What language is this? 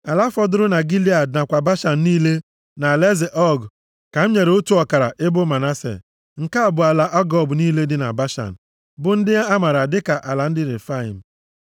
Igbo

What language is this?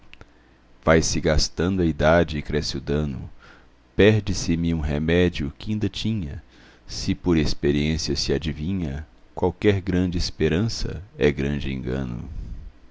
Portuguese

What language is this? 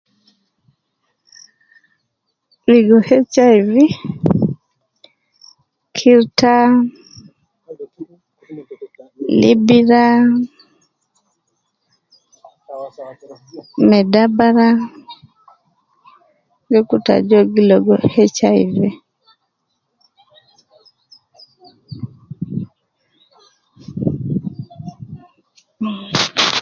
Nubi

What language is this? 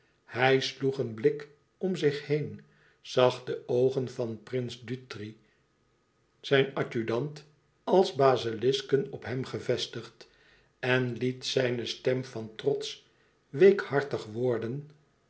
Dutch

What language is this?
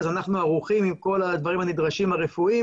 Hebrew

